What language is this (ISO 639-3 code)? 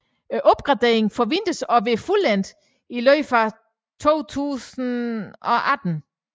dan